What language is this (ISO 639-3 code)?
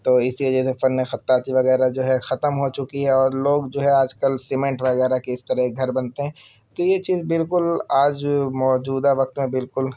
urd